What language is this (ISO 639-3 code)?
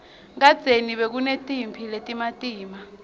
ssw